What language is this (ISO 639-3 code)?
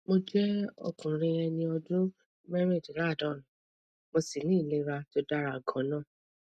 yor